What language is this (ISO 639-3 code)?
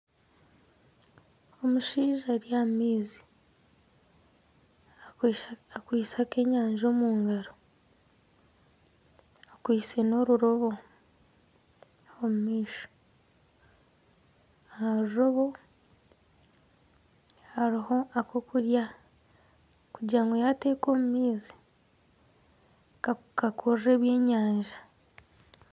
nyn